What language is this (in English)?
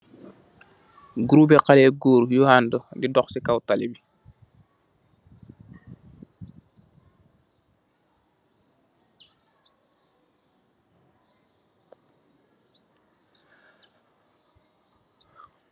Wolof